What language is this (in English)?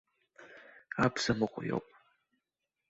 Abkhazian